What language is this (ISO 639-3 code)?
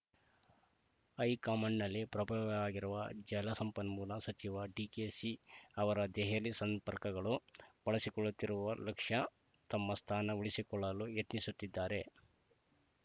kan